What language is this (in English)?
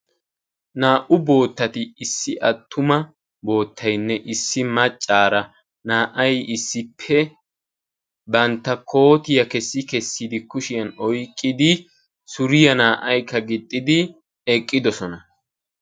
Wolaytta